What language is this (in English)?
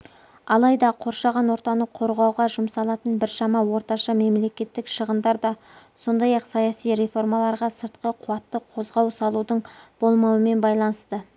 Kazakh